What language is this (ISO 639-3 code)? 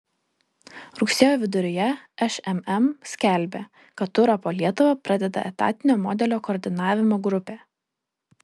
lit